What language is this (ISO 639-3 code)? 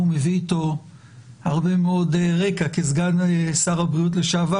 heb